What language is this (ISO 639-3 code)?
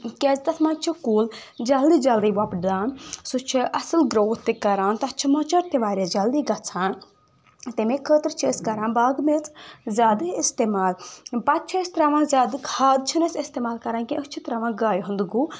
kas